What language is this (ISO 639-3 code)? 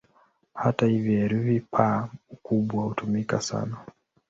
swa